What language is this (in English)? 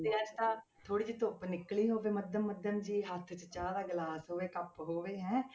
Punjabi